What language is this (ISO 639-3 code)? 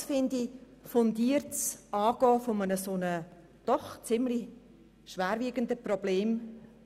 gsw